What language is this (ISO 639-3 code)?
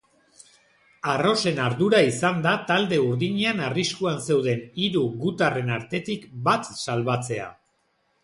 eus